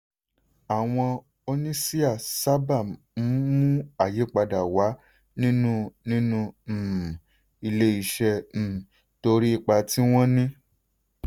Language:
Yoruba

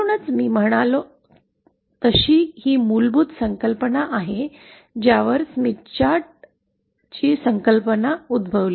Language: Marathi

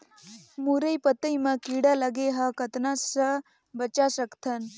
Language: Chhattisgarhi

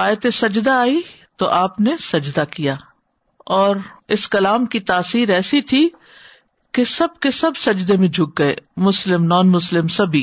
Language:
Urdu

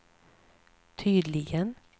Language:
Swedish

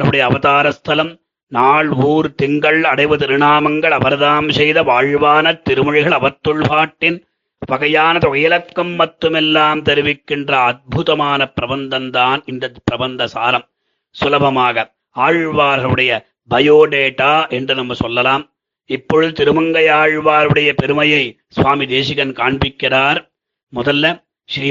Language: Tamil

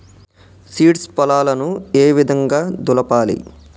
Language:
Telugu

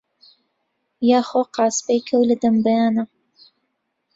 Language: Central Kurdish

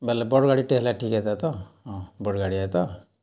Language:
Odia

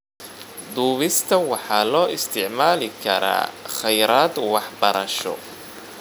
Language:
Somali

